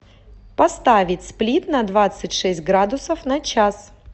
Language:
Russian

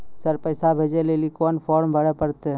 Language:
Maithili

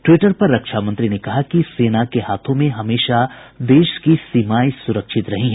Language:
Hindi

